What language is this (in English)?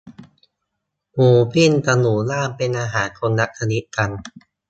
Thai